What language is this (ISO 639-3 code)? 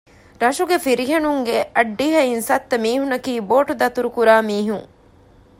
div